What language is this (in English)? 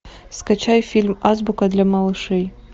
Russian